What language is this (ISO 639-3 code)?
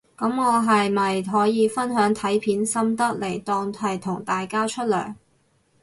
yue